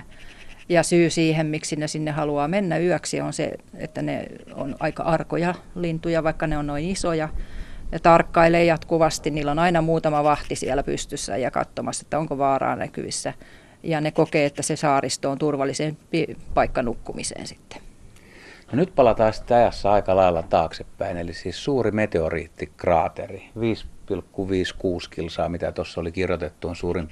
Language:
Finnish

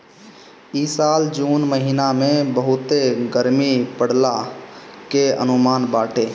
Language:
Bhojpuri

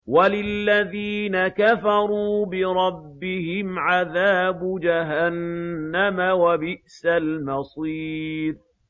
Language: Arabic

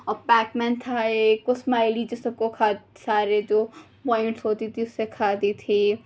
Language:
Urdu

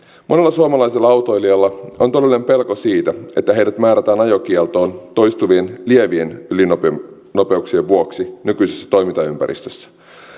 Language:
Finnish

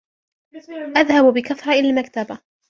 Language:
Arabic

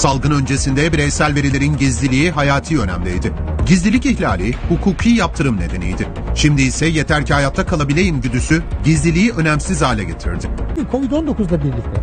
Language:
Turkish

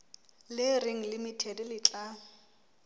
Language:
Southern Sotho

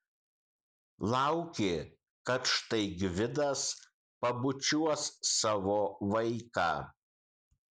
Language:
Lithuanian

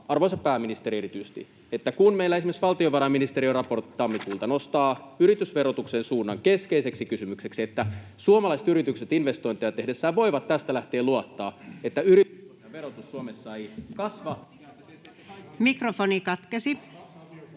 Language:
Finnish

